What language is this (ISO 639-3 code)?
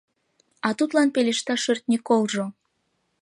chm